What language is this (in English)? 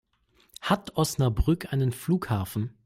German